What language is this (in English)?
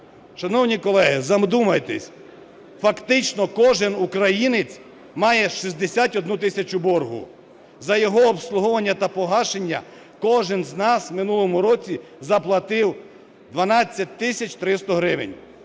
Ukrainian